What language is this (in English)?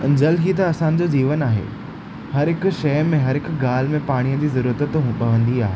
Sindhi